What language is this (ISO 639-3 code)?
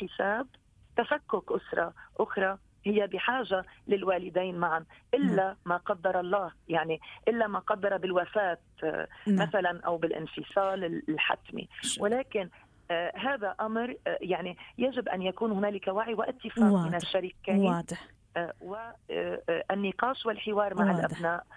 ara